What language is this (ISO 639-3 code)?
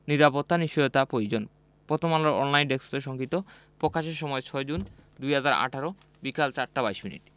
ben